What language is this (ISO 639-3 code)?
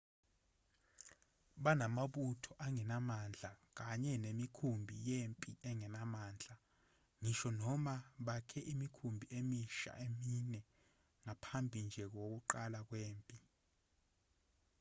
zul